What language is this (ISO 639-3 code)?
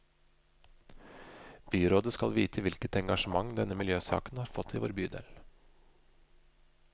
nor